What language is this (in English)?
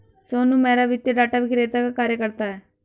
Hindi